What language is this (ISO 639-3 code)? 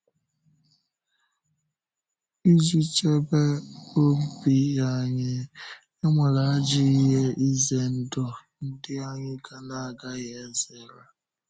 ibo